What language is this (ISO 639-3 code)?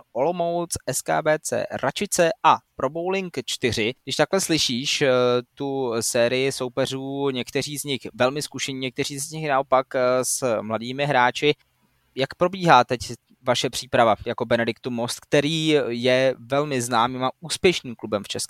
ces